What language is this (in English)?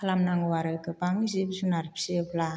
Bodo